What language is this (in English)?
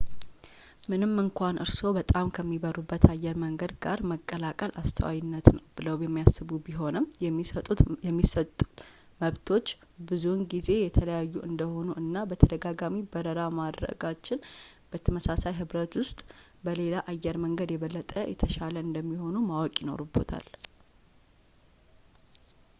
Amharic